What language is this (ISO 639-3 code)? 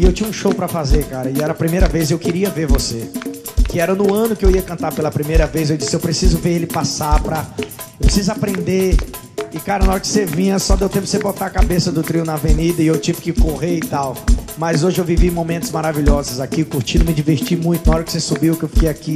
por